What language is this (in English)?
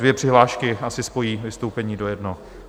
Czech